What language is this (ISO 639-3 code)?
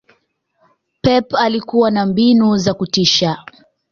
swa